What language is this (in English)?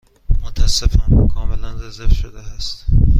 Persian